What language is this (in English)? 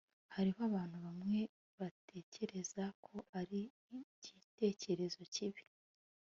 Kinyarwanda